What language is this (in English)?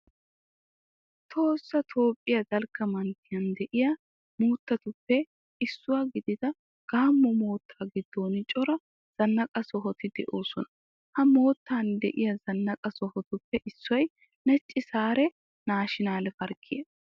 Wolaytta